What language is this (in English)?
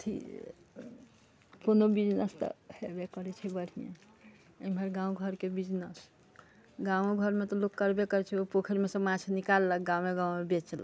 Maithili